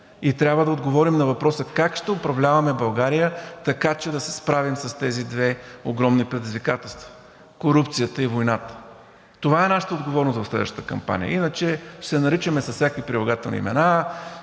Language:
Bulgarian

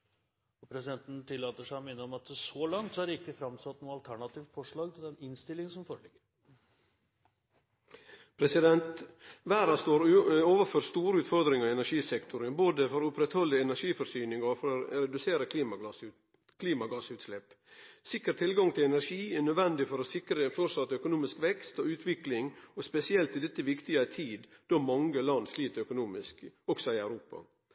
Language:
Norwegian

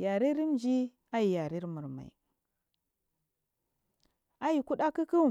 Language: Marghi South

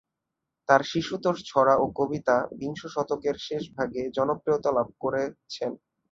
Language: Bangla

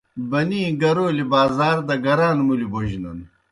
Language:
Kohistani Shina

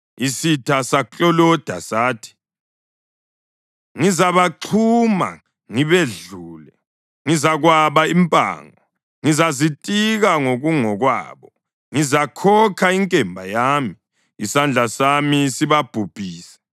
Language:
North Ndebele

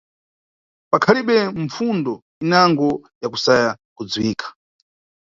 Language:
Nyungwe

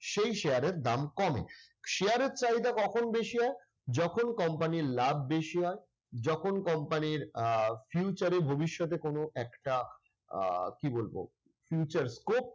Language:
Bangla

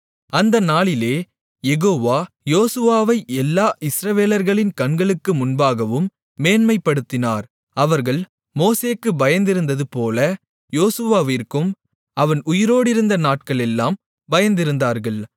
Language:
Tamil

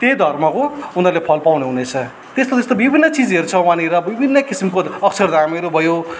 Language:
Nepali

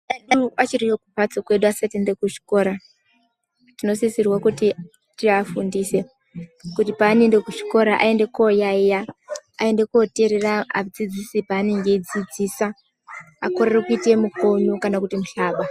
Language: Ndau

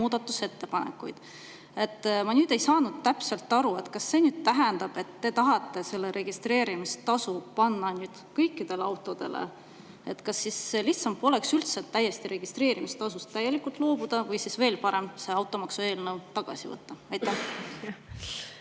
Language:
Estonian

